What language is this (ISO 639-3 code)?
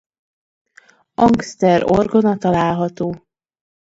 hun